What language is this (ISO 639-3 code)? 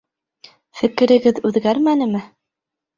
bak